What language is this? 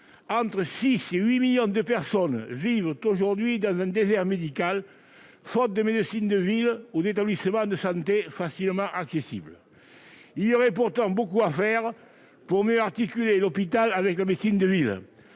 French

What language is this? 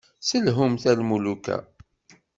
Kabyle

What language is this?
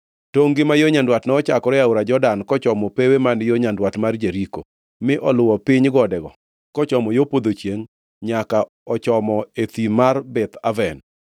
Luo (Kenya and Tanzania)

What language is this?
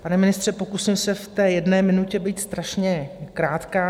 Czech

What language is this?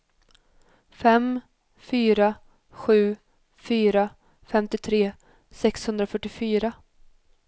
Swedish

